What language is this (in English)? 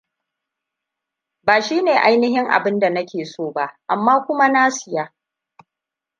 Hausa